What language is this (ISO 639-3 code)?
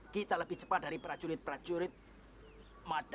ind